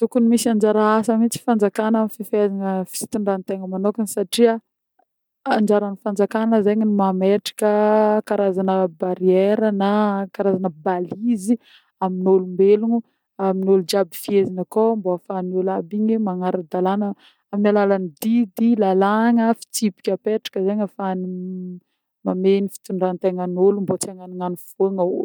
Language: Northern Betsimisaraka Malagasy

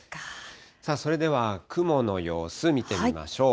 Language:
Japanese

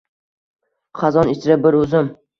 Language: Uzbek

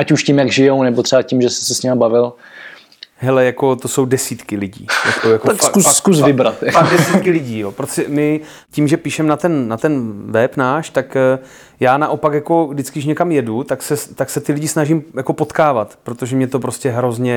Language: Czech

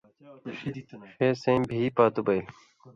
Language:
Indus Kohistani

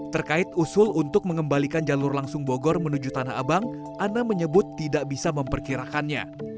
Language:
Indonesian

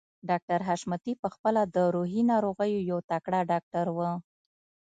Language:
Pashto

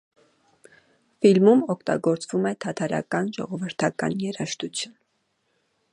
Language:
Armenian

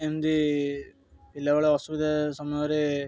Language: Odia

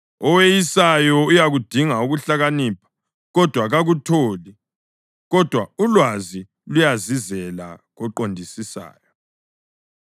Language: North Ndebele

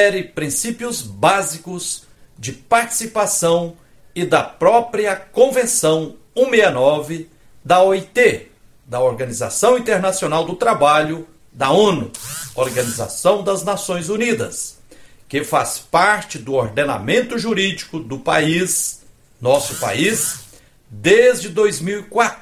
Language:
Portuguese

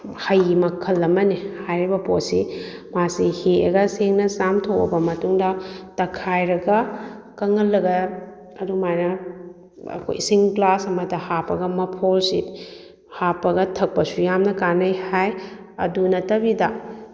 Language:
Manipuri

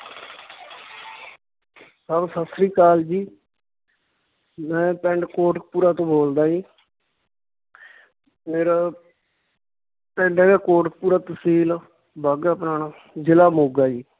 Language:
Punjabi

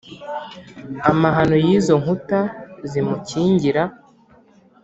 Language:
Kinyarwanda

